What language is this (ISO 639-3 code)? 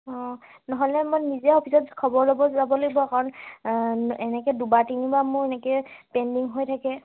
asm